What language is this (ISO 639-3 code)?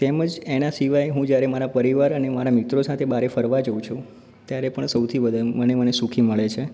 guj